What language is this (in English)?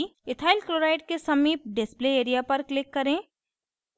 Hindi